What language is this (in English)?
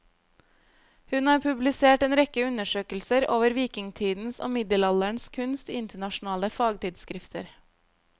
Norwegian